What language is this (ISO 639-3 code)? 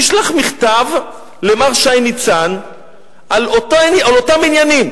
heb